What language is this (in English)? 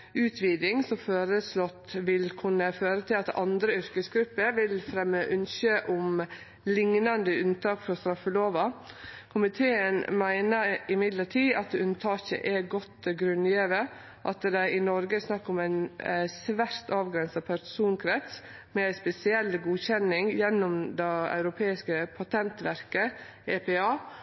Norwegian Nynorsk